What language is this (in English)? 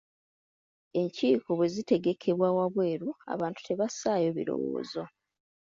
Ganda